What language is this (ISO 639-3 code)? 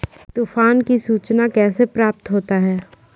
mai